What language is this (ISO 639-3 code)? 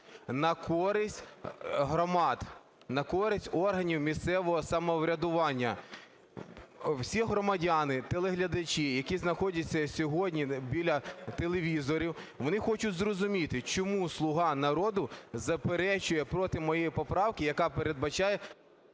ukr